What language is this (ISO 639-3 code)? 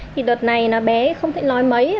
vie